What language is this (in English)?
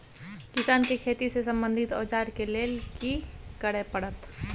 Maithili